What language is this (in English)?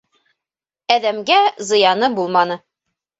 Bashkir